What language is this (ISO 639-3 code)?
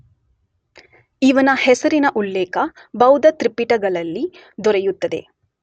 kan